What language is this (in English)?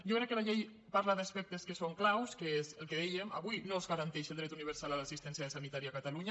Catalan